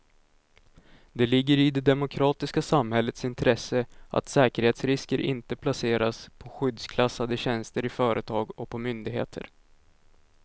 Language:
Swedish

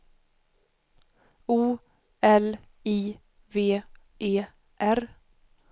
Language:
Swedish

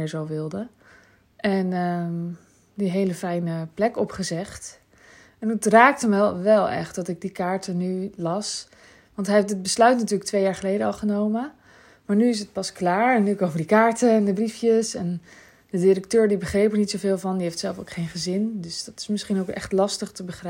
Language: Dutch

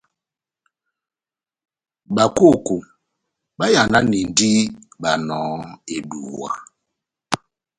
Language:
Batanga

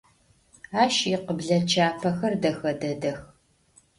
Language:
Adyghe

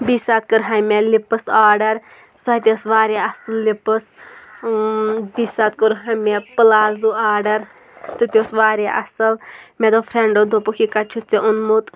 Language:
Kashmiri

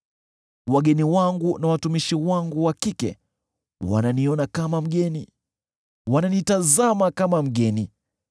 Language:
Swahili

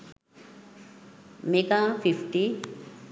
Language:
Sinhala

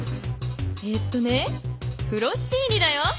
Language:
Japanese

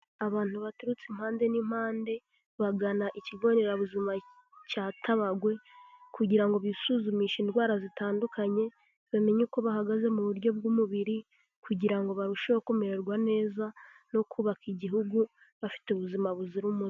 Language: Kinyarwanda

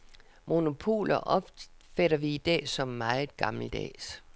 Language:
Danish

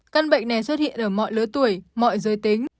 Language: Vietnamese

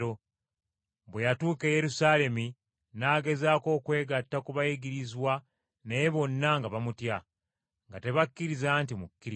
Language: Ganda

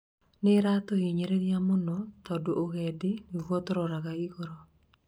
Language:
Kikuyu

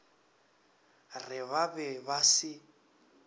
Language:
Northern Sotho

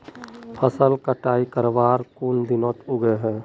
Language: Magahi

